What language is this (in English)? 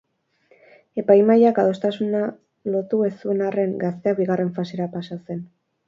Basque